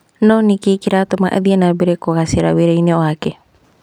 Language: Kikuyu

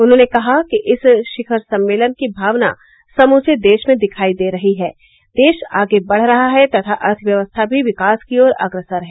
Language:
Hindi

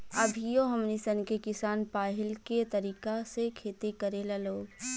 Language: Bhojpuri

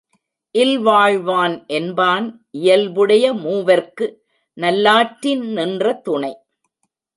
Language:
Tamil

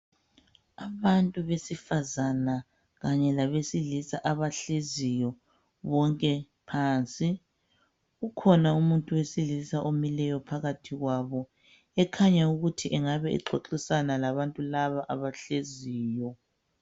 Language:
North Ndebele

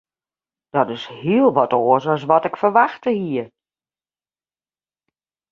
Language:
Western Frisian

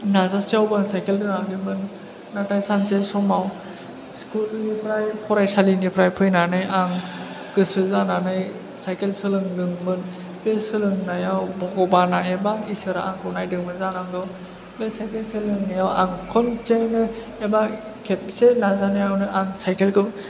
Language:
Bodo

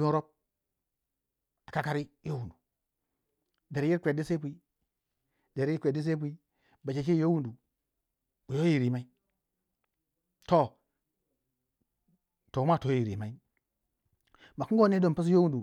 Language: Waja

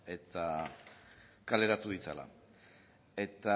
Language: Basque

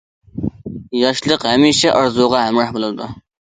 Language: Uyghur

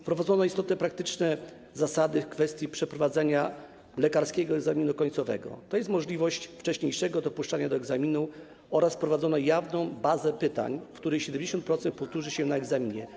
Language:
Polish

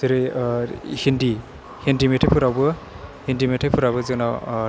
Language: Bodo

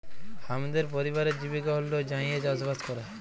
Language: Bangla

